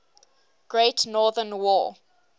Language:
English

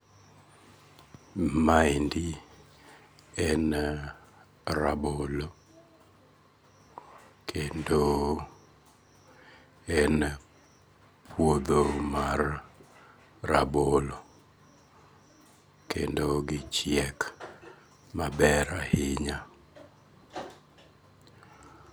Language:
Luo (Kenya and Tanzania)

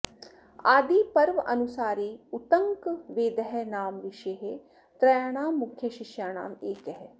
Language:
Sanskrit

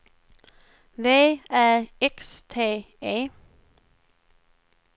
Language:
Swedish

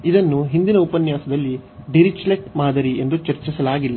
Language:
Kannada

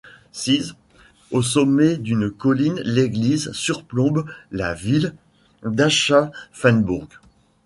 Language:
French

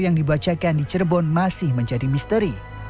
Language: Indonesian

